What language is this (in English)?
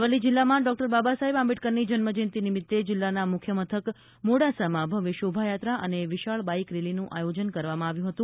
Gujarati